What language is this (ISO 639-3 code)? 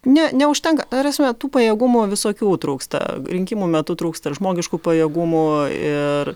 lit